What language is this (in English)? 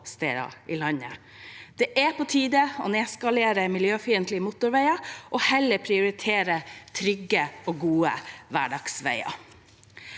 Norwegian